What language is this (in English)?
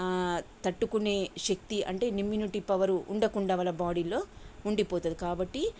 Telugu